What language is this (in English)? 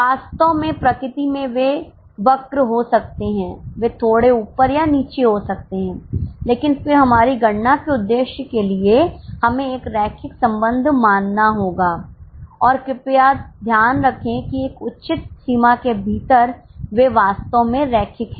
Hindi